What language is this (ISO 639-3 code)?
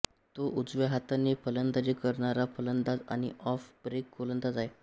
mar